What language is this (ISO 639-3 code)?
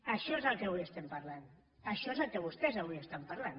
cat